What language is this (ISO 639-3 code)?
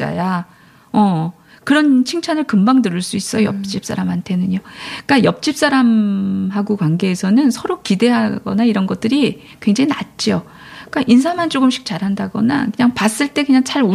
kor